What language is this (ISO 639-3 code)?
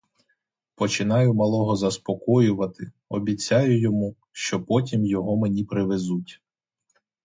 ukr